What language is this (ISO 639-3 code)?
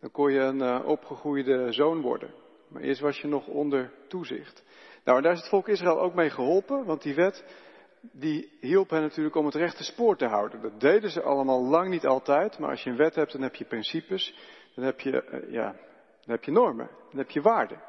nld